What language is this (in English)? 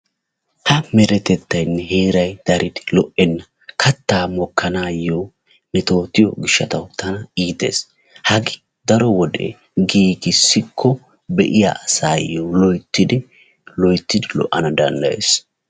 Wolaytta